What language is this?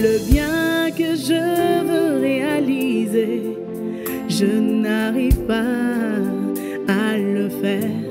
French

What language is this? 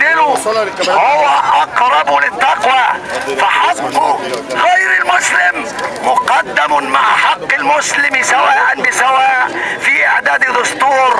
Arabic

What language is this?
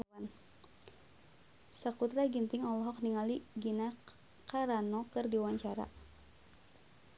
Sundanese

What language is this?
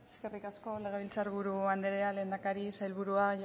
Basque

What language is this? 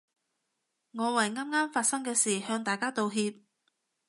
Cantonese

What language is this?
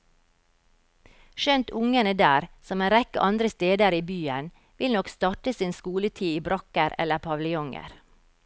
Norwegian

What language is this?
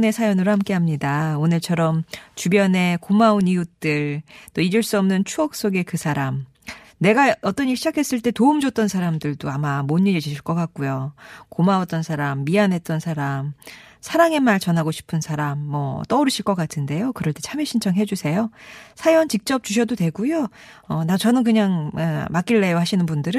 Korean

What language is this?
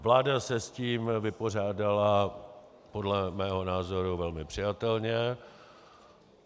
Czech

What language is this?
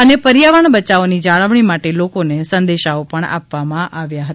Gujarati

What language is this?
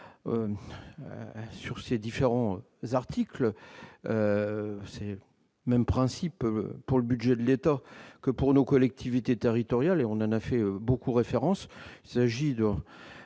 French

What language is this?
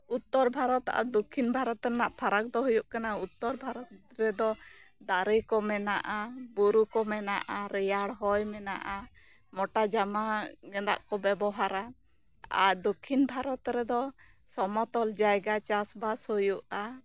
Santali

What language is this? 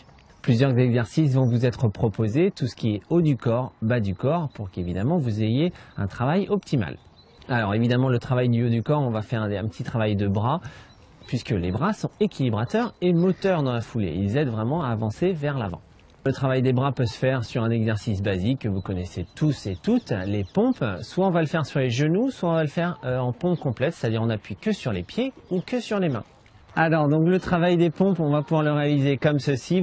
French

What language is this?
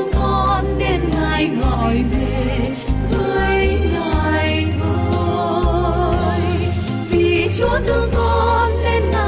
Vietnamese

